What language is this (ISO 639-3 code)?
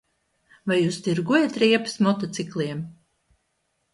lav